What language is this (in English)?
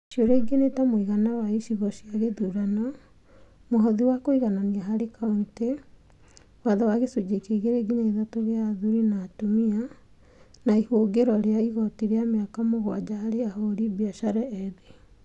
Kikuyu